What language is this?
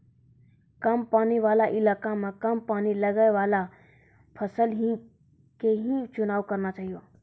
Maithili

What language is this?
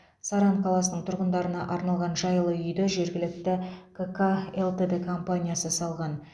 Kazakh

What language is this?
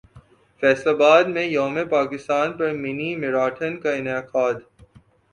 Urdu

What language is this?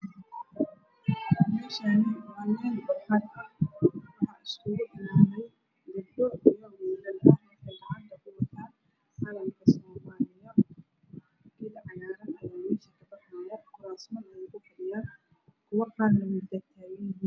Somali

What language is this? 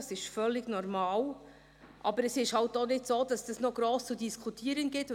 Swiss German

